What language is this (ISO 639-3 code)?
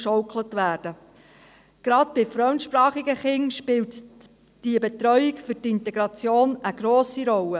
gsw